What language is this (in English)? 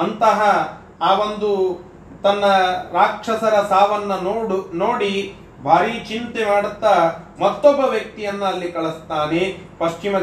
Kannada